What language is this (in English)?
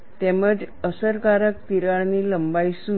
Gujarati